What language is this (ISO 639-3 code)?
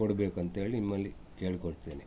kan